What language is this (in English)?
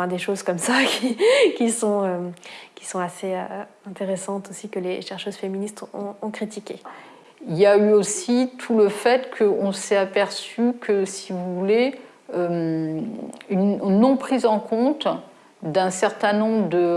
French